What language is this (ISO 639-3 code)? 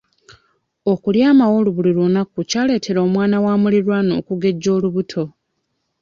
lug